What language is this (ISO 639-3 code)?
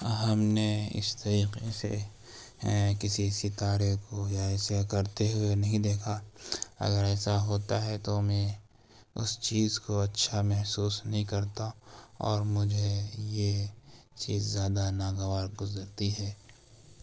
urd